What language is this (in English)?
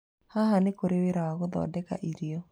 Kikuyu